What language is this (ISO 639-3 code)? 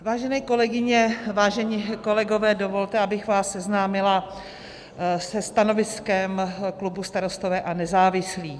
ces